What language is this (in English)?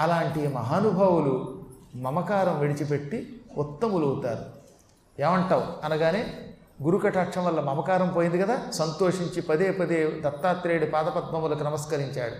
Telugu